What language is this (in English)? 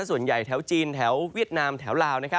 Thai